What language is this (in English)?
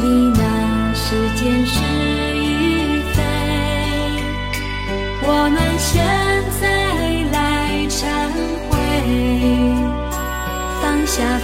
Chinese